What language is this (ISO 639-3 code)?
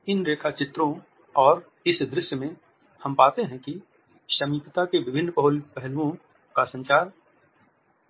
hin